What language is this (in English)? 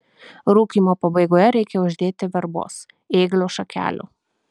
Lithuanian